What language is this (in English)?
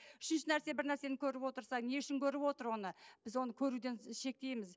Kazakh